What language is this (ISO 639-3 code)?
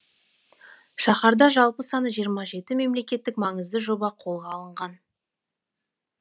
kaz